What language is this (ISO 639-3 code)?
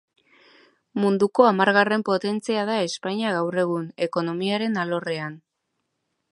eus